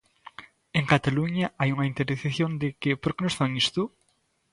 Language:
Galician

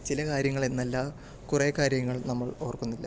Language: Malayalam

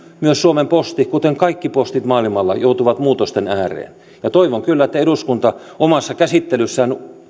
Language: Finnish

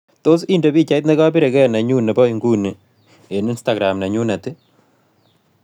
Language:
Kalenjin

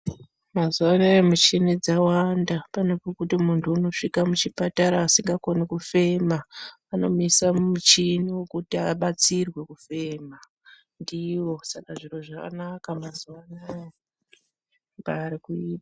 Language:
Ndau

